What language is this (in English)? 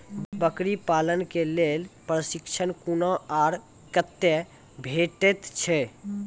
Maithili